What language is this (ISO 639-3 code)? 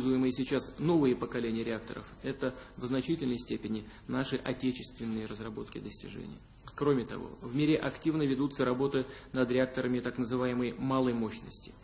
rus